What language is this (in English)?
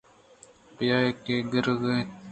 Eastern Balochi